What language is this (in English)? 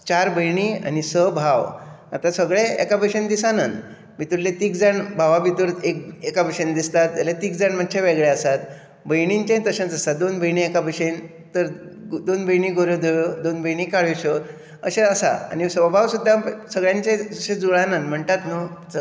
Konkani